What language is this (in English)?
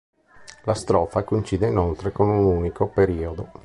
Italian